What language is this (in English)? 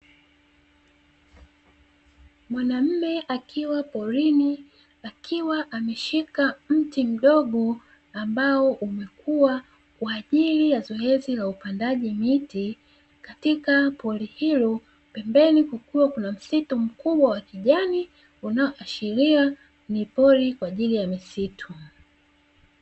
Swahili